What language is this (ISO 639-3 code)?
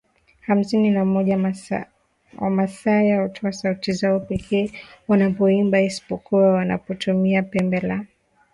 swa